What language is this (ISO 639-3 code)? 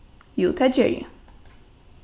fao